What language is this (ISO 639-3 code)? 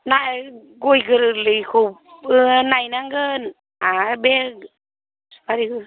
brx